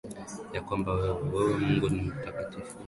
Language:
Swahili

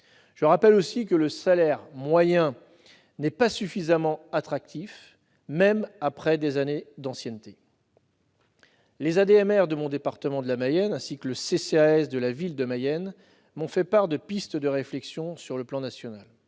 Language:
French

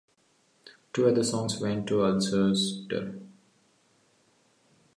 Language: English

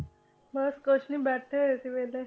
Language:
Punjabi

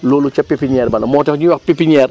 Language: Wolof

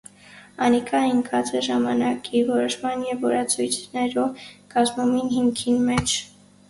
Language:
Armenian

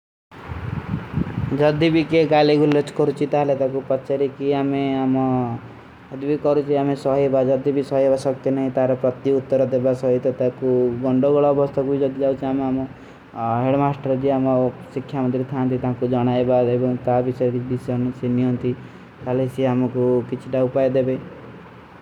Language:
Kui (India)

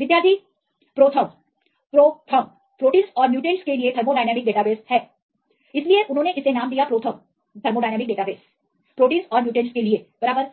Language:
Hindi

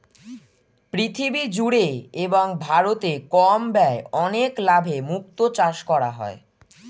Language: Bangla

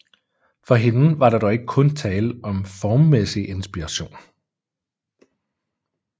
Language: Danish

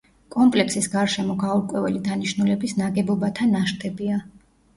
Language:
Georgian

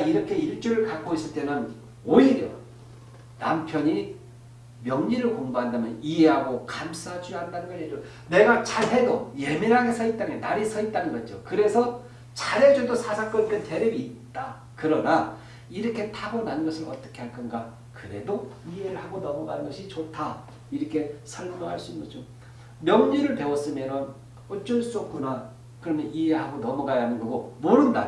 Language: Korean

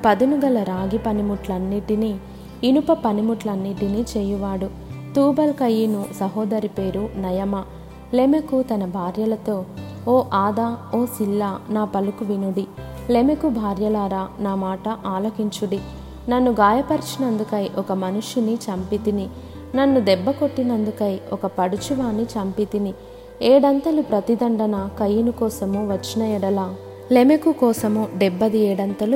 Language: Telugu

